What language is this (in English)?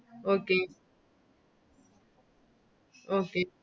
Malayalam